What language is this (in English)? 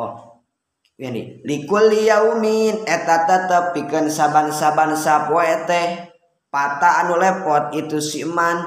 Indonesian